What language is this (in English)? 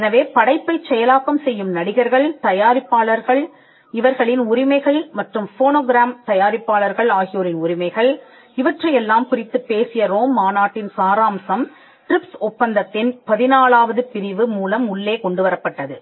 Tamil